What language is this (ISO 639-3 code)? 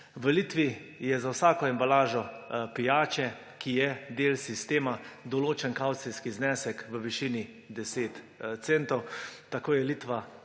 slv